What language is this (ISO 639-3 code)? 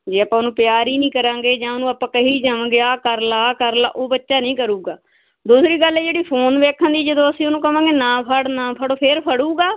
pan